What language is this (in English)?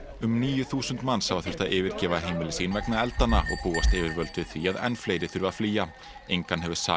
Icelandic